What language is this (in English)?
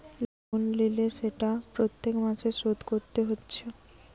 Bangla